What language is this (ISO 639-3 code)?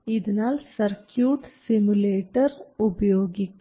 mal